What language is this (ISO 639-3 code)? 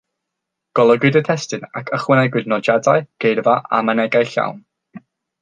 cym